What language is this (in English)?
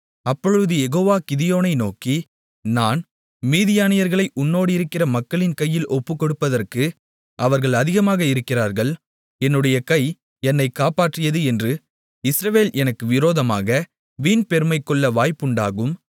Tamil